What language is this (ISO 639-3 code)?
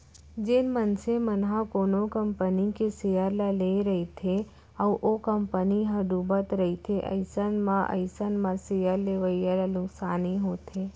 hne